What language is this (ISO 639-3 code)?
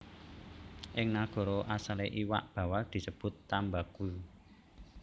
jav